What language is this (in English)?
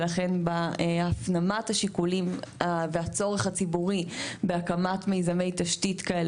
Hebrew